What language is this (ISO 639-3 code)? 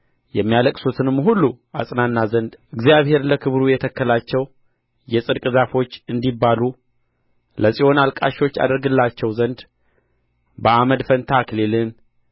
amh